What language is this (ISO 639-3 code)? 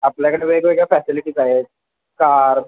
mar